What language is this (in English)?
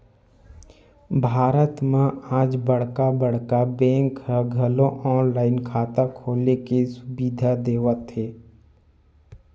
Chhattisgarhi